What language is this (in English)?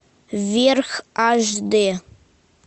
Russian